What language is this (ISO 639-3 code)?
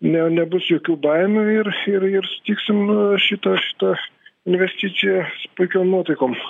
lit